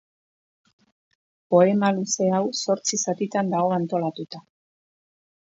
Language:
Basque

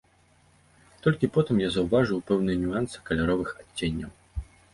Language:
Belarusian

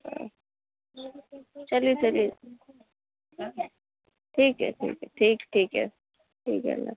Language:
Urdu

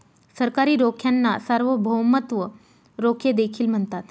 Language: Marathi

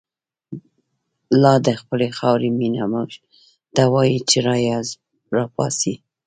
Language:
Pashto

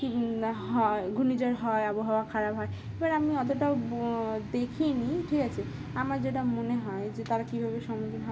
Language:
Bangla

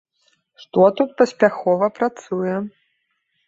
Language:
Belarusian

